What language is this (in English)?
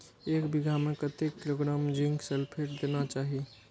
Maithili